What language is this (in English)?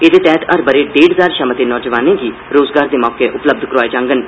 Dogri